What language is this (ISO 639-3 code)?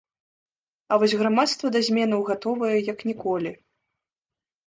bel